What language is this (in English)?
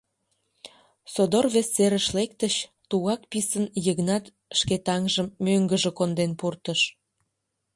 Mari